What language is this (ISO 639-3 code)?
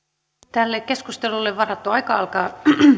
fin